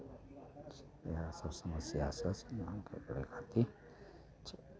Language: Maithili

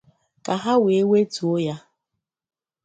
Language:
Igbo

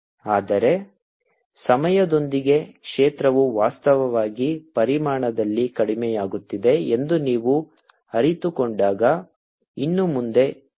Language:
Kannada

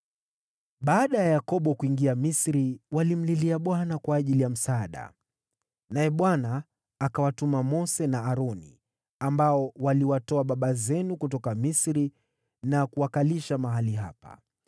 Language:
Swahili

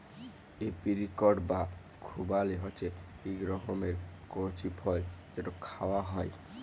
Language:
Bangla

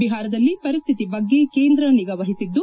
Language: Kannada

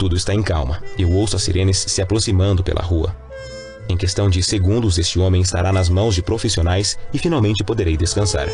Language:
Portuguese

